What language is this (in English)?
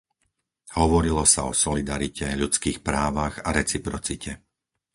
Slovak